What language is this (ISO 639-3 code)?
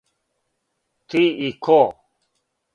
srp